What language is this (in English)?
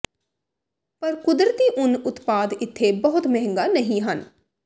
Punjabi